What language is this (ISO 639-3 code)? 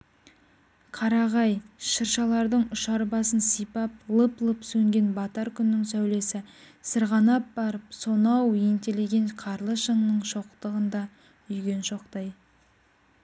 kaz